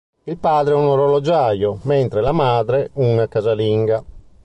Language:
Italian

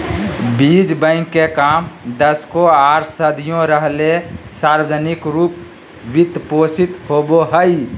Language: Magahi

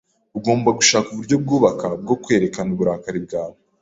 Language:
Kinyarwanda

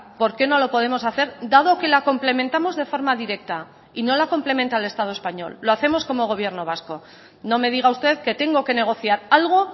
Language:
Spanish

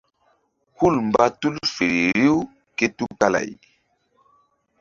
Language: Mbum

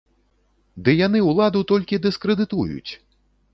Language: Belarusian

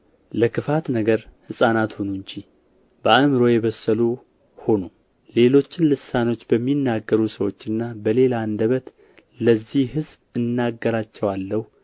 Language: Amharic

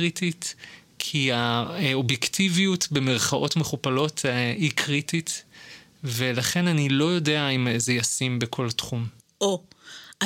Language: Hebrew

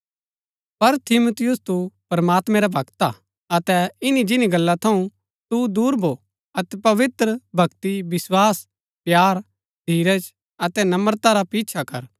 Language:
Gaddi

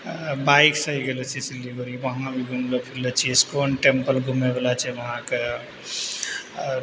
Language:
Maithili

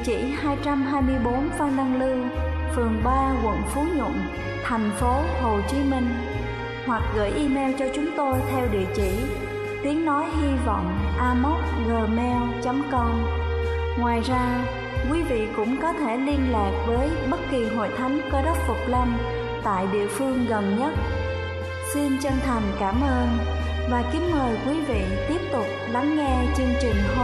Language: Vietnamese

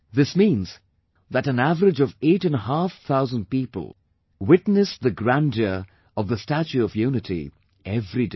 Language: English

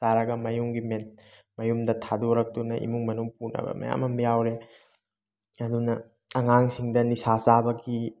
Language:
Manipuri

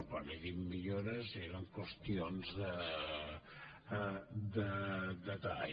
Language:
Catalan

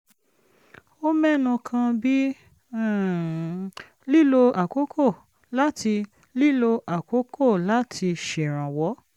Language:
Yoruba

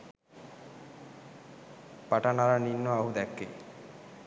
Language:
Sinhala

